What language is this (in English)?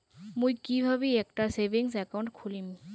Bangla